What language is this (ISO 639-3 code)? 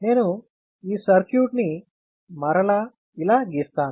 tel